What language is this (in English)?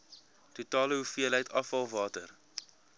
Afrikaans